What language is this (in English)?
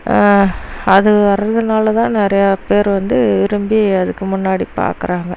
Tamil